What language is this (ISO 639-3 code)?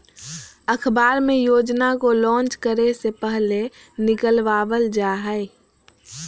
mag